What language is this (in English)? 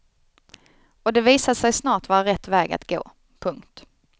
Swedish